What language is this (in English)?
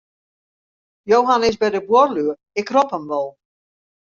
Western Frisian